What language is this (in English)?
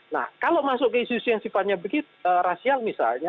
Indonesian